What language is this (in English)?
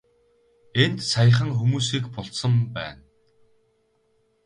Mongolian